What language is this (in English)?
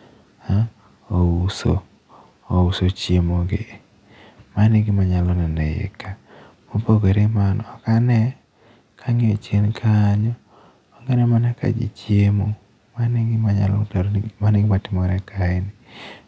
Luo (Kenya and Tanzania)